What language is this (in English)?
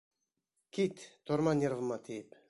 Bashkir